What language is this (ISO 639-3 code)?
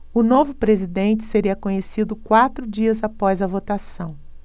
por